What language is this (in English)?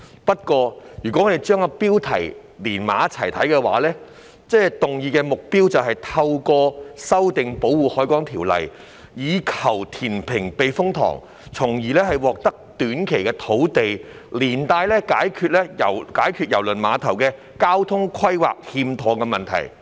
Cantonese